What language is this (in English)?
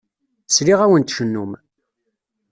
Kabyle